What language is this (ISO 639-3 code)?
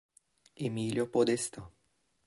ita